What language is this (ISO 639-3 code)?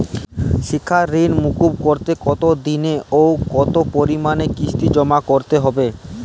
ben